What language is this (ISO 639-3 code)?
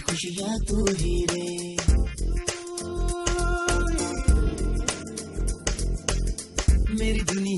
rus